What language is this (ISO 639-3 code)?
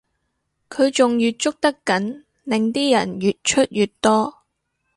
yue